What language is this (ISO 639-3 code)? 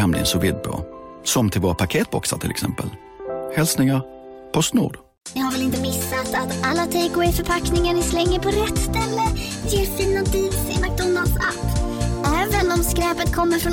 swe